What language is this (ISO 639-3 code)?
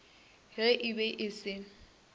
nso